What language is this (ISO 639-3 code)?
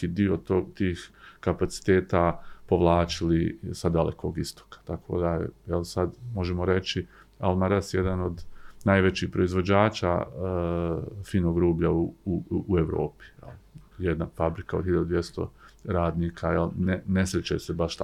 hrv